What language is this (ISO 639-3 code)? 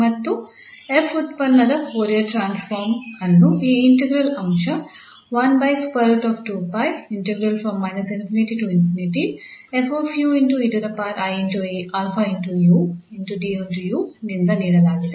kan